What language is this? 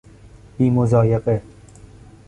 Persian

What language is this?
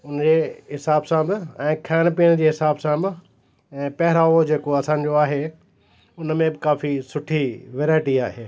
Sindhi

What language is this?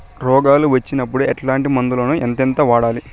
Telugu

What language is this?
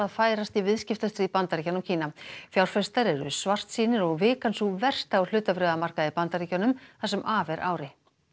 Icelandic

